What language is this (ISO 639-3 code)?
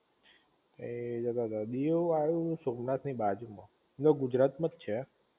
guj